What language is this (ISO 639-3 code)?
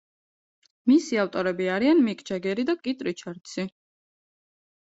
kat